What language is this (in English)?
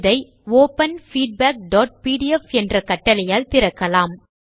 Tamil